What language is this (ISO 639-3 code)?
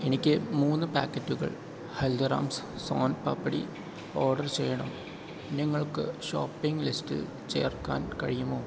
mal